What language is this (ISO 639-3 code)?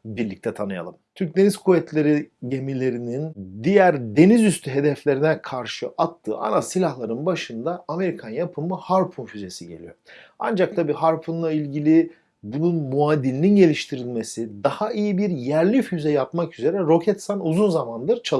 tur